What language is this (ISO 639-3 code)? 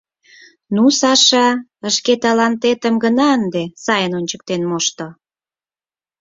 chm